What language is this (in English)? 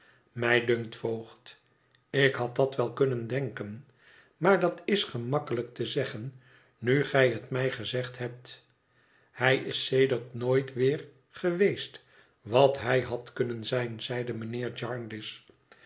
Dutch